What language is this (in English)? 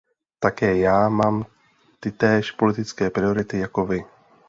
Czech